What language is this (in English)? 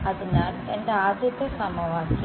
Malayalam